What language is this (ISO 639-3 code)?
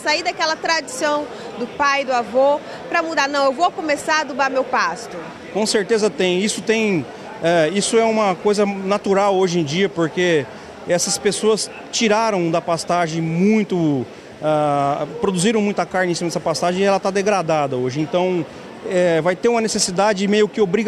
por